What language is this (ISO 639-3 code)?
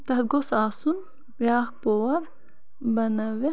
kas